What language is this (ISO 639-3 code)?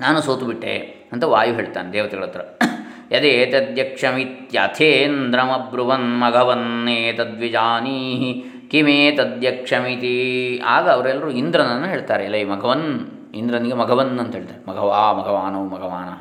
kan